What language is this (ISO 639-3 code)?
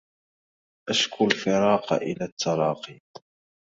ara